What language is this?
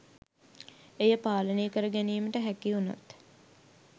Sinhala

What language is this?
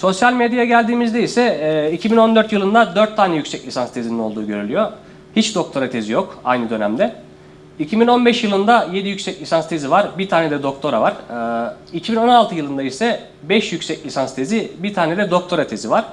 Turkish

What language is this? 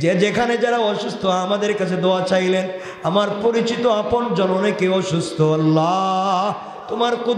Arabic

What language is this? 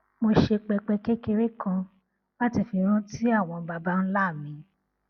Yoruba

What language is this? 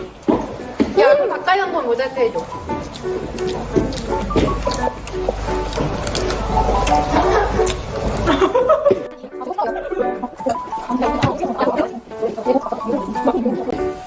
Korean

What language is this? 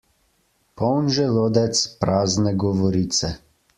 Slovenian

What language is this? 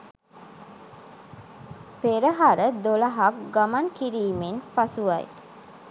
Sinhala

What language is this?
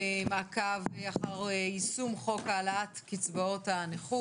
Hebrew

